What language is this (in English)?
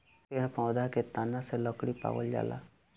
Bhojpuri